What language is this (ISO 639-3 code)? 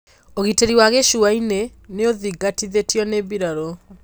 kik